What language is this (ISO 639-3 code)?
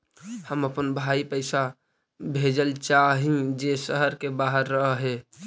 mag